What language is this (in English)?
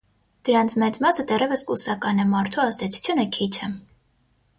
Armenian